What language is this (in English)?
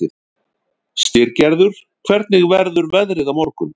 Icelandic